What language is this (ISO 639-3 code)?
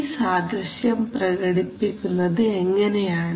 mal